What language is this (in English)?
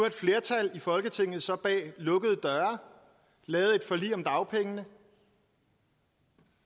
Danish